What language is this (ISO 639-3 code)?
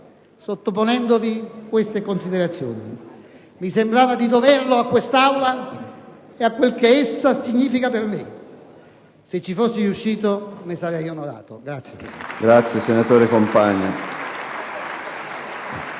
ita